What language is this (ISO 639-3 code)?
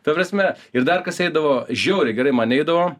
lit